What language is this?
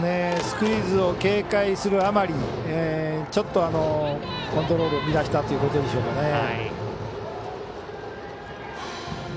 Japanese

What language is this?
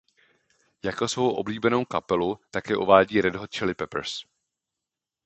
Czech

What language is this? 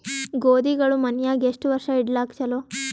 Kannada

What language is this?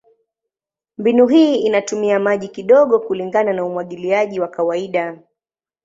Swahili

